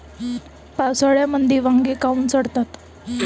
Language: Marathi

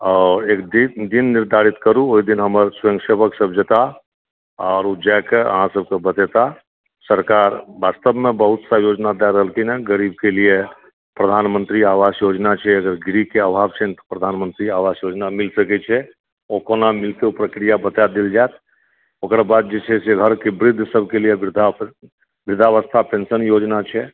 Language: Maithili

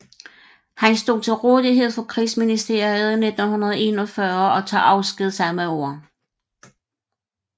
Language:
Danish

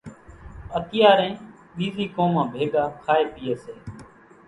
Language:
Kachi Koli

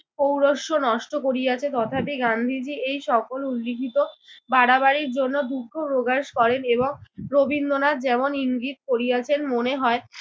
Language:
Bangla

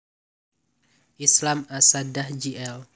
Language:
Javanese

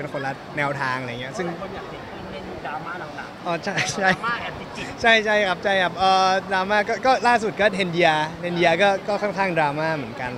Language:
Thai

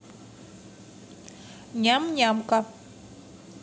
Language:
Russian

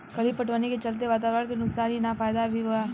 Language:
Bhojpuri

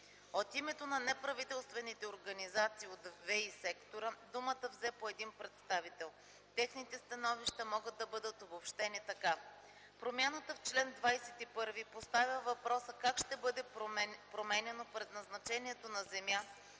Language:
Bulgarian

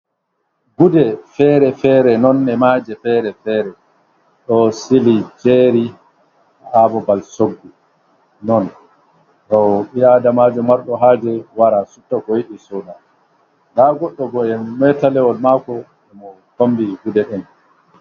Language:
Fula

